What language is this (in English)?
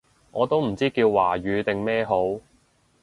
Cantonese